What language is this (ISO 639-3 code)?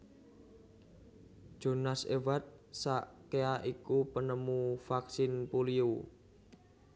jav